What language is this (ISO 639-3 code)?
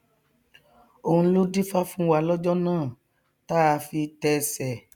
yor